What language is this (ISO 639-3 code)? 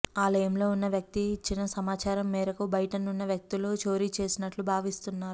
tel